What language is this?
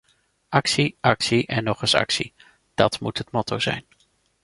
Dutch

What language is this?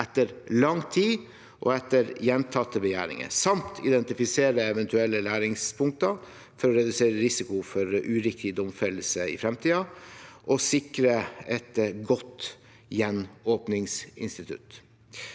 Norwegian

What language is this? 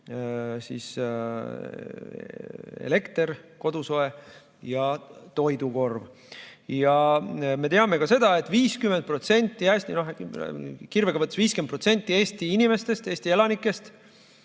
Estonian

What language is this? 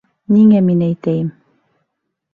Bashkir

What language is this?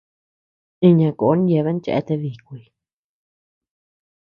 Tepeuxila Cuicatec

